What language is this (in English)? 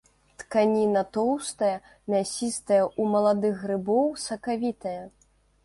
Belarusian